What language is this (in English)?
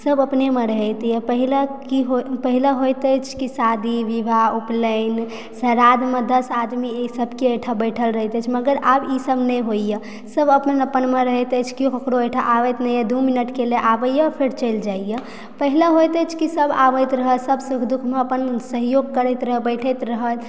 Maithili